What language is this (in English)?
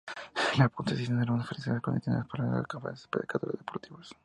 Spanish